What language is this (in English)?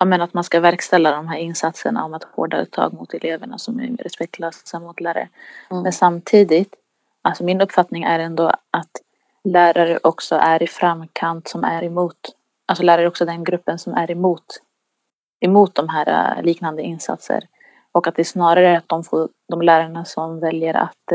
Swedish